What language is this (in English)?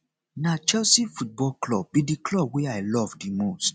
Nigerian Pidgin